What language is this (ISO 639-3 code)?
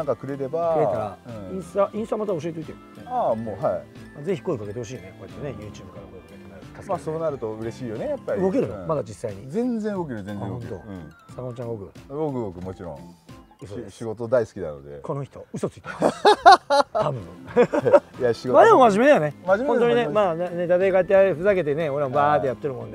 jpn